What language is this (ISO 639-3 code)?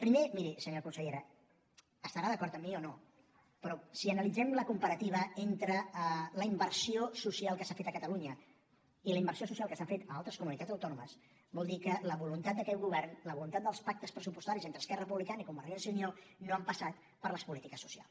cat